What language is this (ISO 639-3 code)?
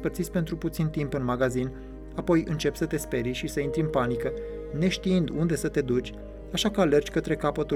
ron